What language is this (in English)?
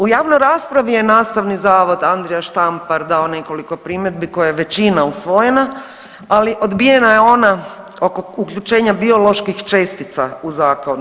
Croatian